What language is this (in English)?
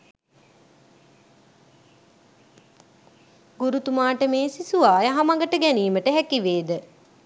Sinhala